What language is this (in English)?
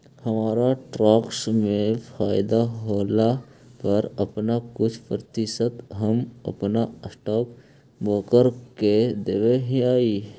Magahi